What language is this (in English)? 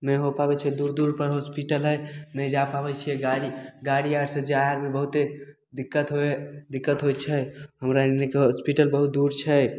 Maithili